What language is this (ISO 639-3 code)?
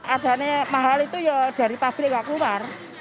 ind